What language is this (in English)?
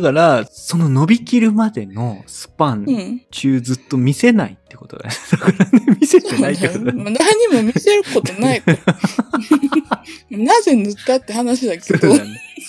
Japanese